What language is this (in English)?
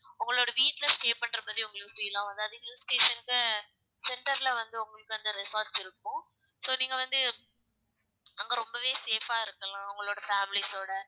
Tamil